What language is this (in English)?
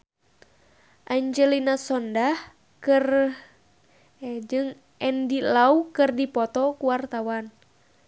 Sundanese